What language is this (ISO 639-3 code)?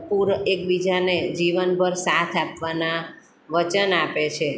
guj